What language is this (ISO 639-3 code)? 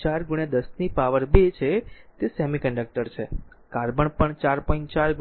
guj